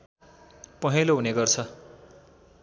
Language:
Nepali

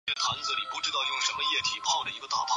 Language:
Chinese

